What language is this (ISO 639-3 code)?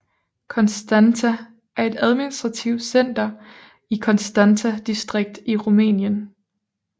dan